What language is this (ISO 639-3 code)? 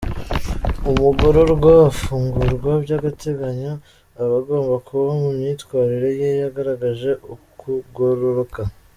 kin